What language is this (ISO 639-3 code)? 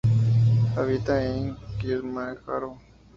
spa